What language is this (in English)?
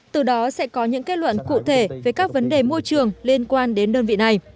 Vietnamese